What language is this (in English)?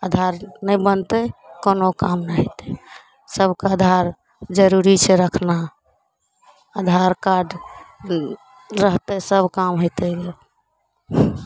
Maithili